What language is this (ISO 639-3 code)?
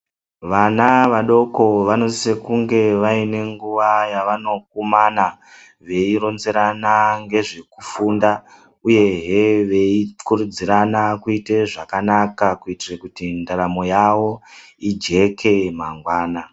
ndc